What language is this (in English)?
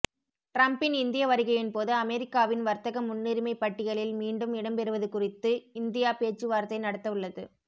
Tamil